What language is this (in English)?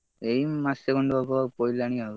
Odia